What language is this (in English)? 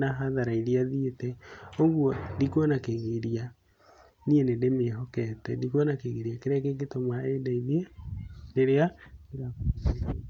Kikuyu